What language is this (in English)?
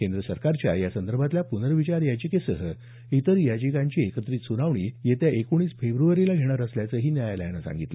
Marathi